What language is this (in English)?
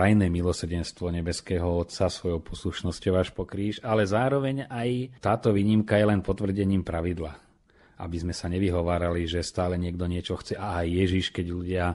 Slovak